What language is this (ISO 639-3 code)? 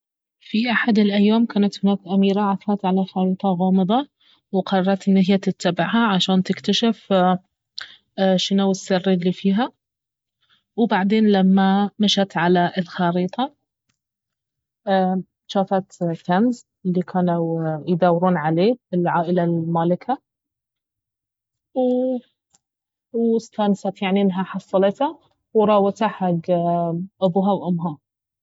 abv